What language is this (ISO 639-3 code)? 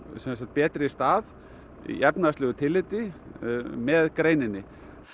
isl